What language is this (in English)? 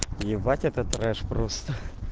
Russian